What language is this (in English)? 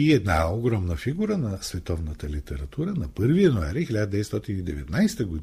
Bulgarian